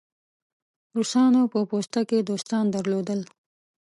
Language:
Pashto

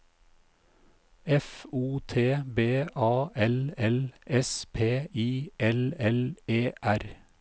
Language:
Norwegian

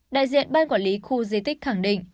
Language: Vietnamese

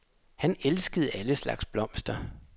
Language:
Danish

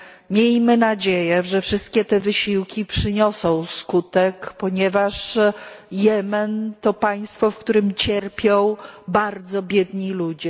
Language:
Polish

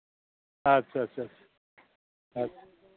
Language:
Santali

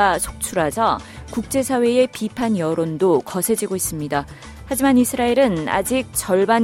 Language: Korean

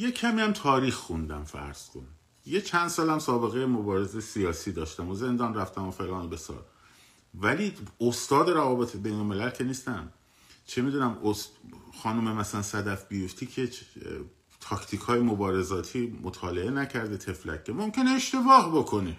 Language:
Persian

